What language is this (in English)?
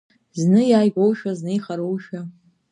Abkhazian